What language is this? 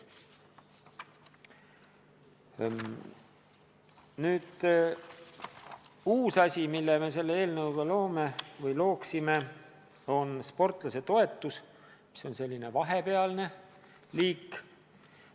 Estonian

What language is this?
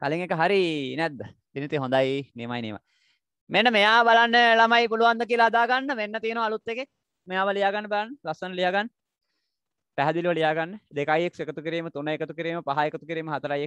Hindi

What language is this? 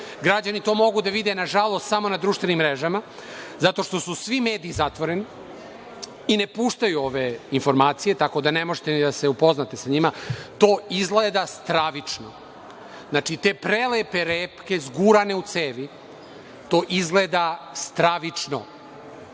Serbian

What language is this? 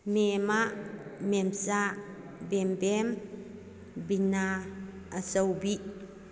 Manipuri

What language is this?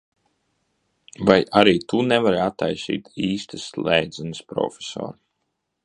Latvian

